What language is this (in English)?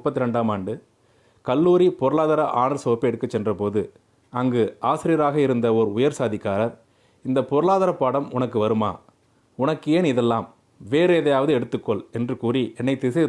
Tamil